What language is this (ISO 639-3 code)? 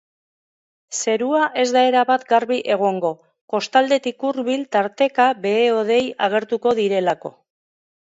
eus